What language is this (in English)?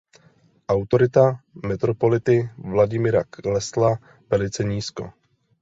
Czech